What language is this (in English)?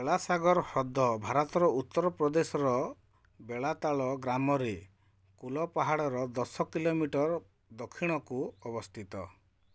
Odia